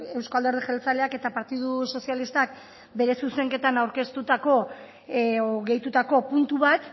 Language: Basque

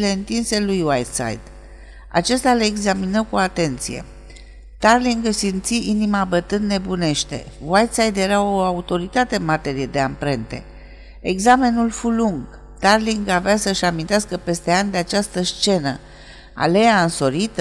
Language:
Romanian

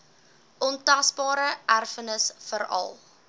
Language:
Afrikaans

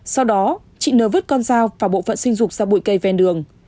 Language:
Vietnamese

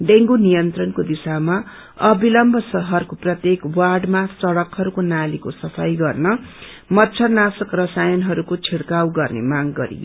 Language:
Nepali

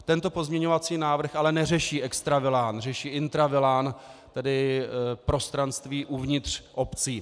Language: Czech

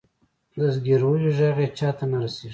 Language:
Pashto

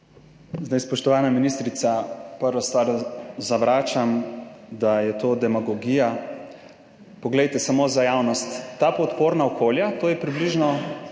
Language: Slovenian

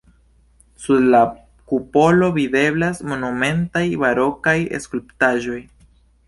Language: Esperanto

